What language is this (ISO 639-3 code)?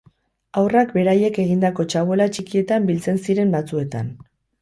eus